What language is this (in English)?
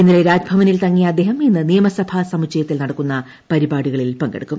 Malayalam